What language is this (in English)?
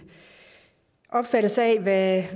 Danish